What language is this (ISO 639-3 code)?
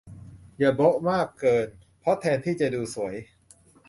tha